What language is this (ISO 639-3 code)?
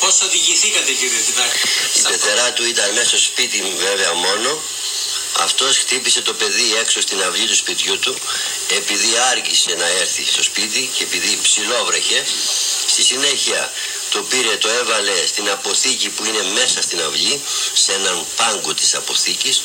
ell